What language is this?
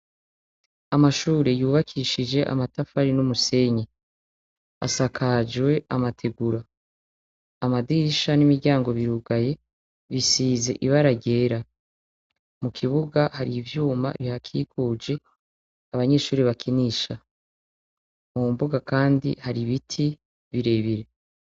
Rundi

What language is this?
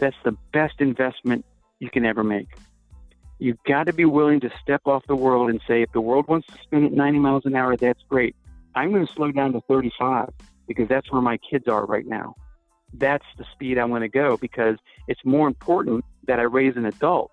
English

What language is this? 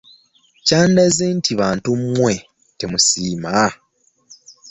Ganda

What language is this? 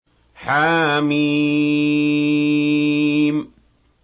Arabic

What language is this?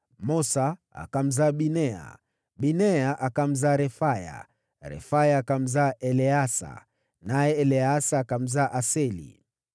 Swahili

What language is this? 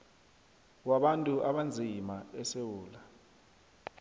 South Ndebele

